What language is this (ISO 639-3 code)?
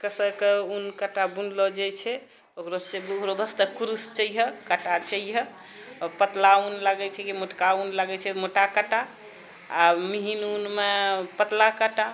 mai